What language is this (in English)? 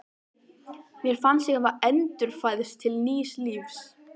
Icelandic